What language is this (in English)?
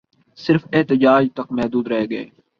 Urdu